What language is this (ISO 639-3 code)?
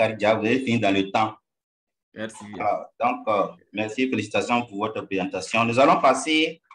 fra